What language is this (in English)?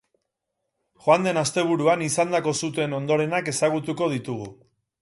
Basque